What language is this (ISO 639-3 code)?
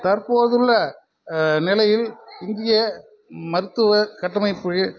tam